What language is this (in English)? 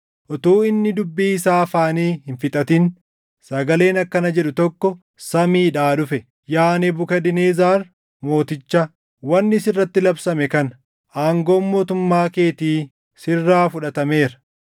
Oromo